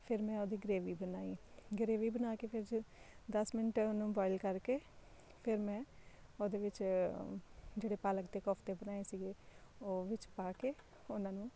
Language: Punjabi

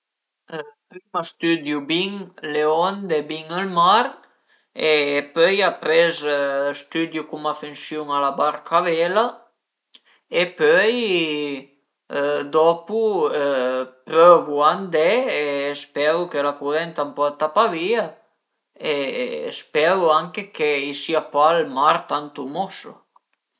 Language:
Piedmontese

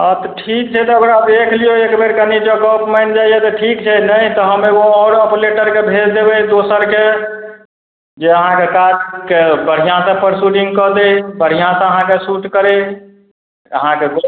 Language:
Maithili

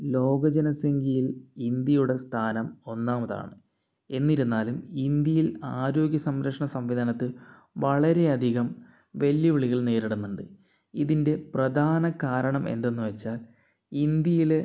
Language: Malayalam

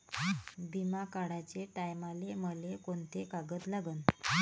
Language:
Marathi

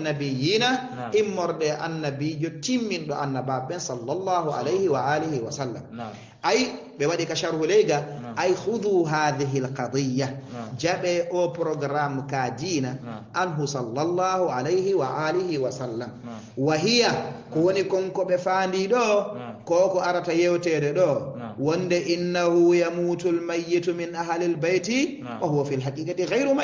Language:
Arabic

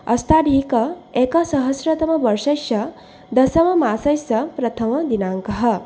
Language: Sanskrit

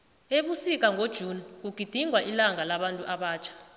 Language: South Ndebele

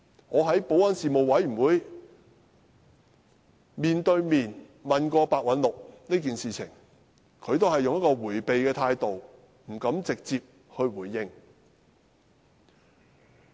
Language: Cantonese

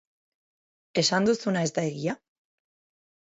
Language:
Basque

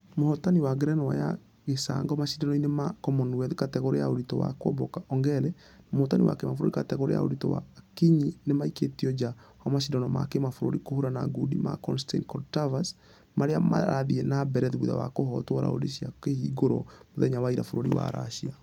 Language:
Kikuyu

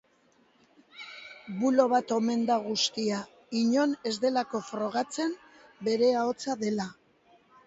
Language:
Basque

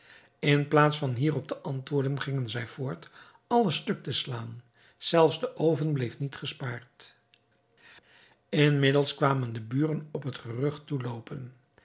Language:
Dutch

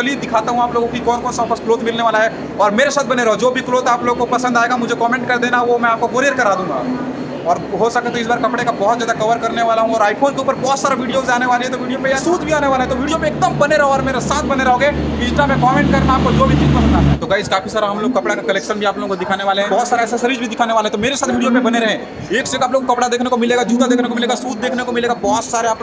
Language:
Hindi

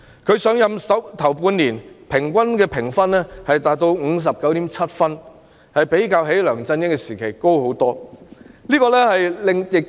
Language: Cantonese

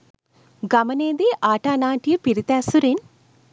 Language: Sinhala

